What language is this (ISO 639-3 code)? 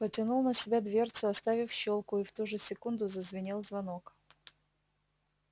rus